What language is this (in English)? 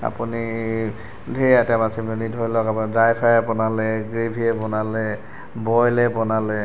Assamese